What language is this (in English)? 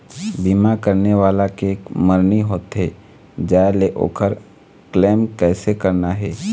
Chhattisgarhi